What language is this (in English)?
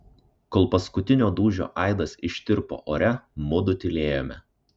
Lithuanian